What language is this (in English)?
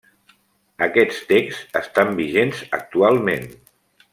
Catalan